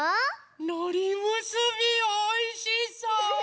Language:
Japanese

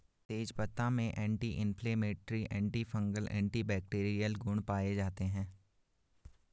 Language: Hindi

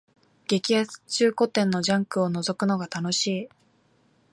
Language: Japanese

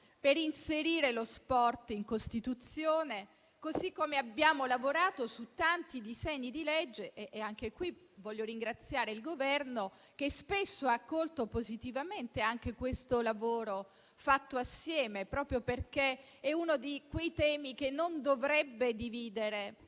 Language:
Italian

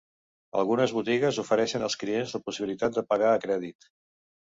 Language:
Catalan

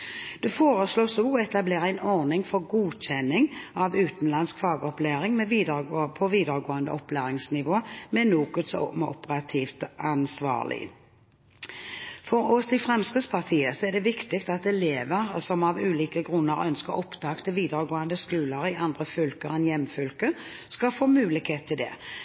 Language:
Norwegian Bokmål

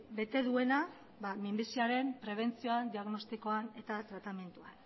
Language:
Basque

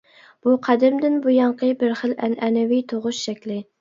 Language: Uyghur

